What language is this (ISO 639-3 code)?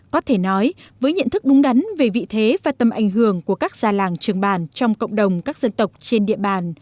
vie